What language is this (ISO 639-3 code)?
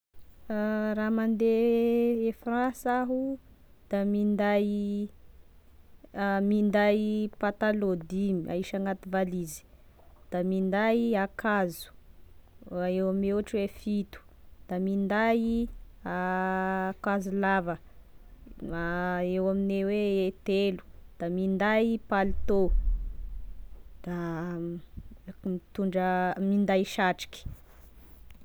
tkg